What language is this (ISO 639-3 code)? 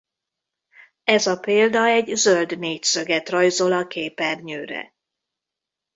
hun